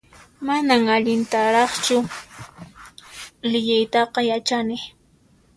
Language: Puno Quechua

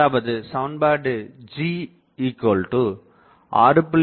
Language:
Tamil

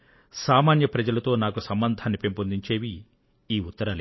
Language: Telugu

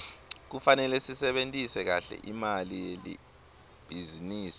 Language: Swati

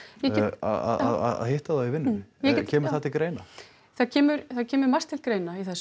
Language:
Icelandic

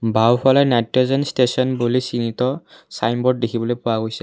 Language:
Assamese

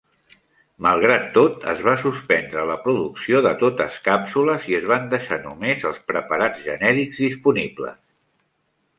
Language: Catalan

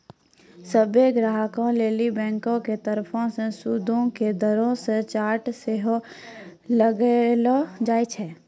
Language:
Maithili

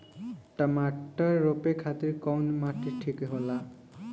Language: Bhojpuri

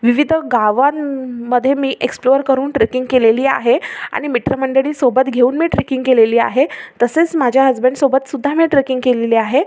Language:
Marathi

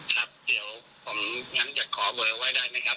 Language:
Thai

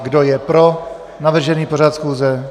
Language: Czech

